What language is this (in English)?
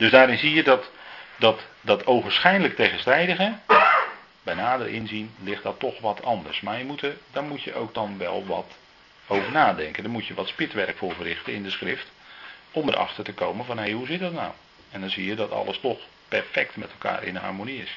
Dutch